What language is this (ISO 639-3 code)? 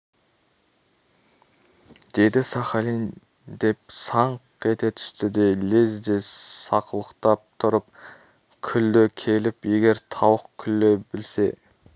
kaz